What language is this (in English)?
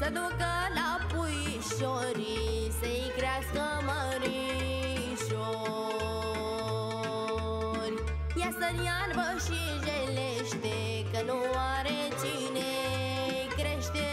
Romanian